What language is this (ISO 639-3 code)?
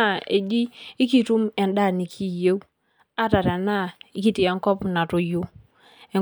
mas